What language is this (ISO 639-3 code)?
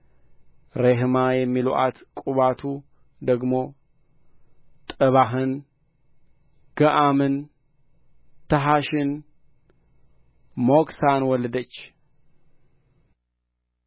amh